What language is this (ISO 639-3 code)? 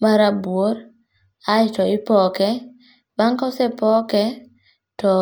luo